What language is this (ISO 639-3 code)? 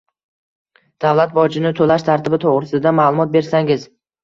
uzb